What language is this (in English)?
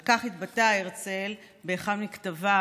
Hebrew